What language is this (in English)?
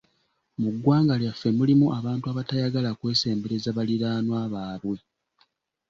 Ganda